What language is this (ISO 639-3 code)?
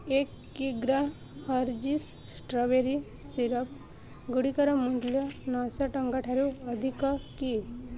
ori